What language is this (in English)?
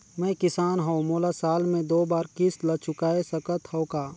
Chhattisgarhi